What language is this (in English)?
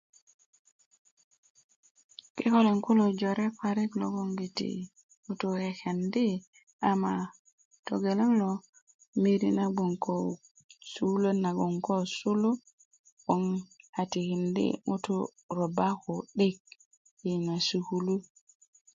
Kuku